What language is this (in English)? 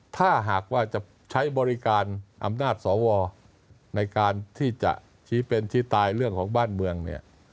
Thai